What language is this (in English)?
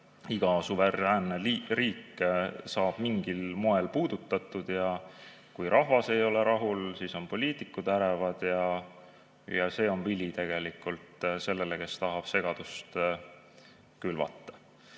Estonian